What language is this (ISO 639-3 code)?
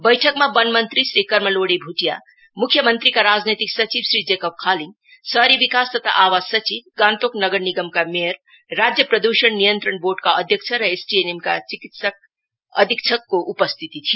nep